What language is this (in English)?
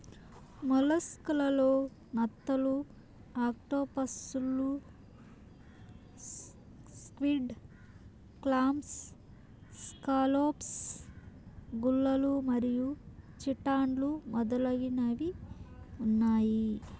Telugu